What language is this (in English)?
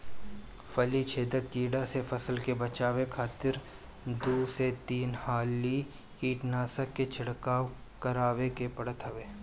Bhojpuri